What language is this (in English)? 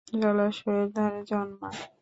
Bangla